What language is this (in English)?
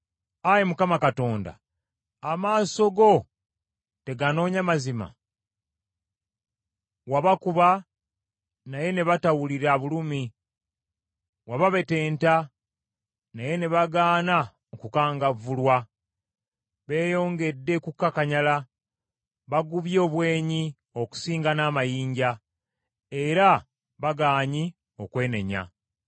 Ganda